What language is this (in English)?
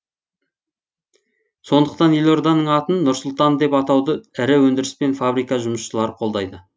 Kazakh